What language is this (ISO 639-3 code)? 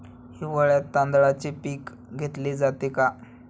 mar